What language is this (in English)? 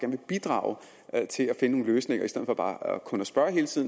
Danish